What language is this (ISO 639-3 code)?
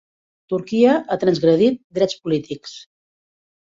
cat